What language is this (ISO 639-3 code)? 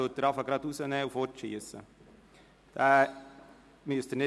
gsw